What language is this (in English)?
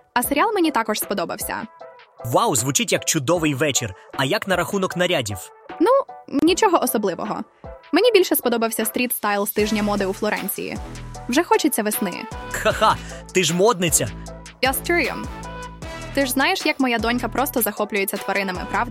Ukrainian